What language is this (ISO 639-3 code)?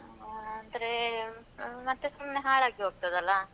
kan